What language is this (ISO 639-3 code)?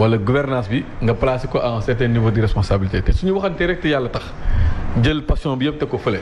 fra